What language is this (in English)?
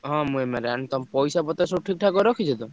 Odia